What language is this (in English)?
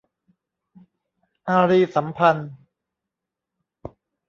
Thai